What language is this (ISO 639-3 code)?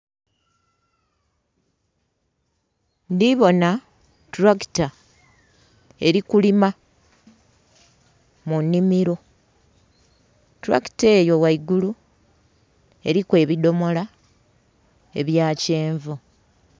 xog